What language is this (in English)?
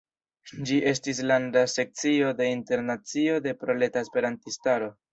Esperanto